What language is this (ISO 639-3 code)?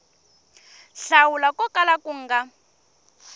tso